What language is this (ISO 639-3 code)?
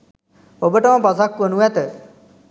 sin